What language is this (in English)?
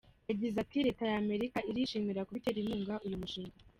Kinyarwanda